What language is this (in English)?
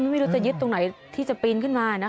Thai